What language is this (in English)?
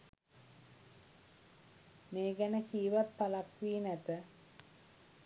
Sinhala